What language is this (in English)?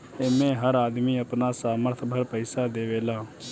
Bhojpuri